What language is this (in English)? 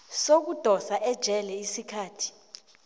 South Ndebele